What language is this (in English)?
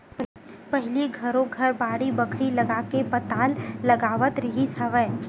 Chhattisgarhi